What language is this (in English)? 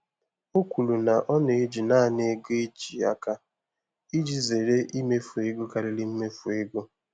Igbo